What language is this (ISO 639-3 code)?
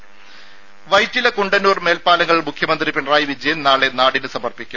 mal